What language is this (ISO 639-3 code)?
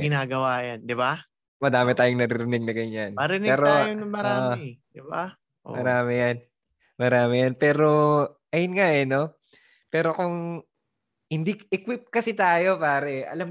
fil